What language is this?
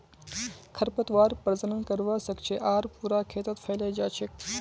Magahi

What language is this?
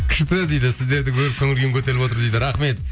Kazakh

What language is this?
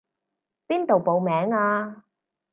Cantonese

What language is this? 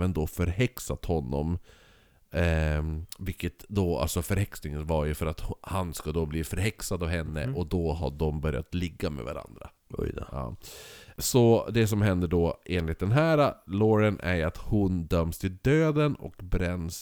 Swedish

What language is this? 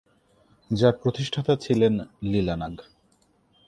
Bangla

